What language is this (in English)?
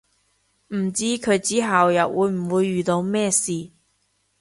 Cantonese